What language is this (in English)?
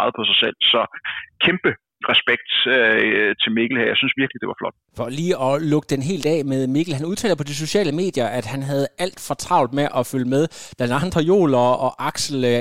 Danish